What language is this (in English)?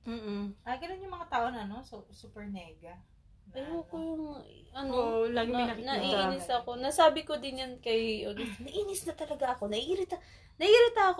Filipino